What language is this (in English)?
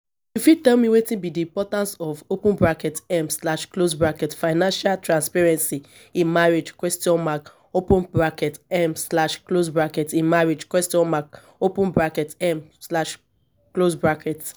Nigerian Pidgin